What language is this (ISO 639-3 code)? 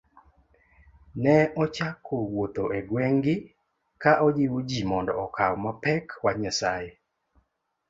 luo